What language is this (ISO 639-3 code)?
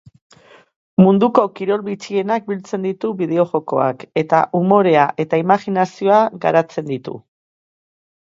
eus